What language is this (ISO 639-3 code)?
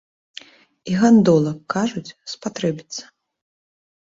bel